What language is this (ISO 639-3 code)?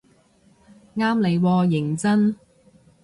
yue